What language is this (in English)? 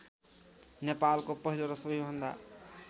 Nepali